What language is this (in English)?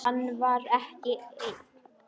Icelandic